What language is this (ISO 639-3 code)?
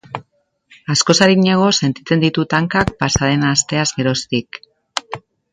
eus